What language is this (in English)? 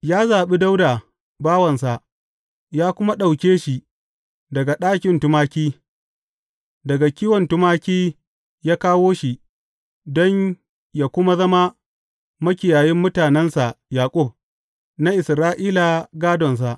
Hausa